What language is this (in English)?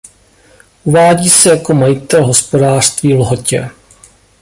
Czech